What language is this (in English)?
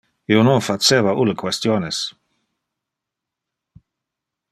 Interlingua